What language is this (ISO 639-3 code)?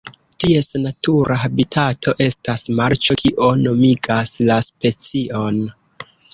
epo